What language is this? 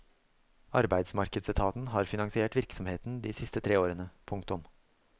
Norwegian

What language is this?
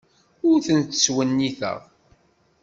Kabyle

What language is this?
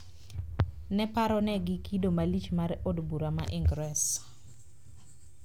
Luo (Kenya and Tanzania)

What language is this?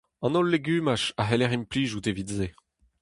Breton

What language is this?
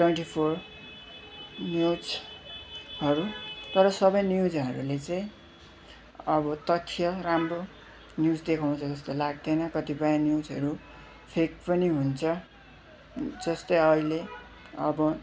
Nepali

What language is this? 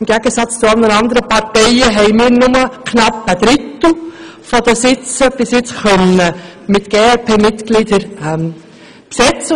Swiss German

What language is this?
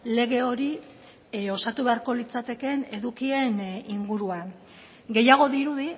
Basque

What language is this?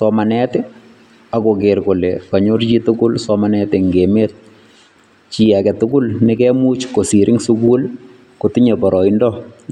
Kalenjin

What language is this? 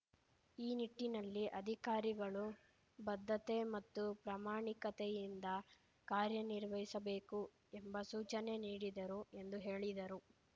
Kannada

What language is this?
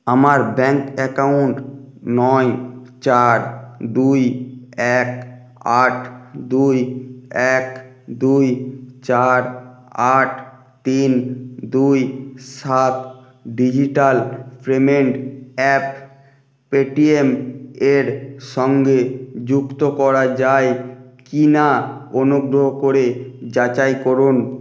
Bangla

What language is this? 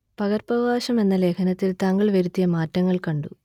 Malayalam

